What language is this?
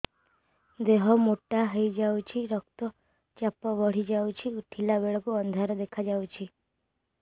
Odia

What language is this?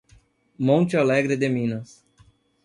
Portuguese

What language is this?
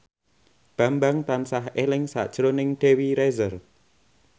Javanese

